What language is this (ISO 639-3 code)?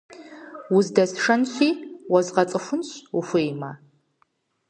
kbd